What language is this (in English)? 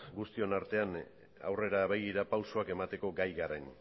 Basque